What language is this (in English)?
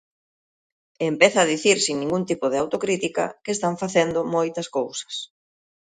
Galician